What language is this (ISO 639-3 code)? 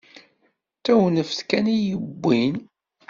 kab